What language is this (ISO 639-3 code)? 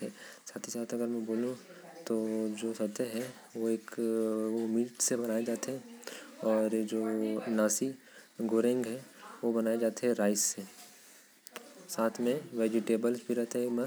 kfp